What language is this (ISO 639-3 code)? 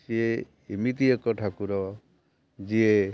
ori